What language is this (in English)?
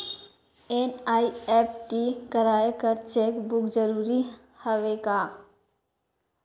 Chhattisgarhi